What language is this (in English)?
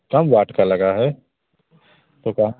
Hindi